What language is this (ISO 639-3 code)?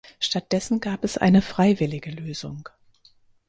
deu